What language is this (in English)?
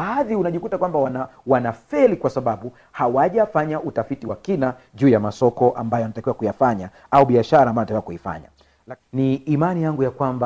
Swahili